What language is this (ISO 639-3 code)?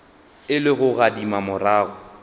nso